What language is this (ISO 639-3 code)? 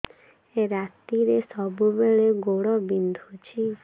ori